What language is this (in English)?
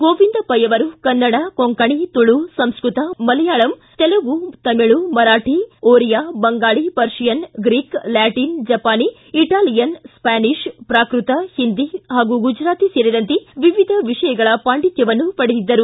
Kannada